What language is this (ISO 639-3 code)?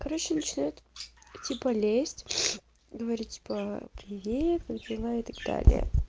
rus